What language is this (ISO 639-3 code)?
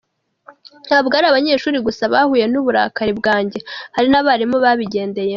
kin